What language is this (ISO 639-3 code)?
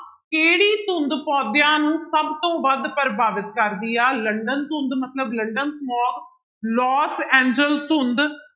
pan